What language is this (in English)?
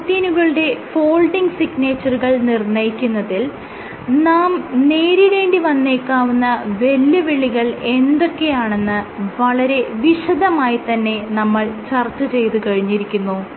Malayalam